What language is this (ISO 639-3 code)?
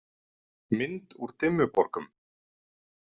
isl